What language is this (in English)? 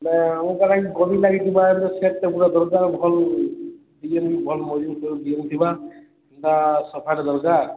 Odia